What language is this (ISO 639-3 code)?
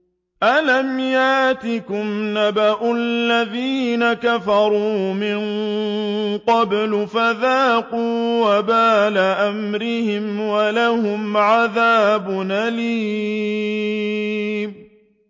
ara